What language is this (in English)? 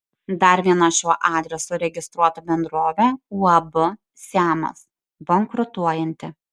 Lithuanian